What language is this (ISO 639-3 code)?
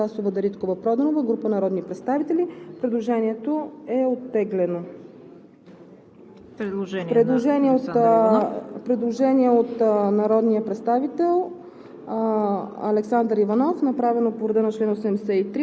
bul